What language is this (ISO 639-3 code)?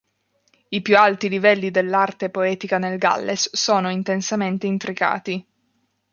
ita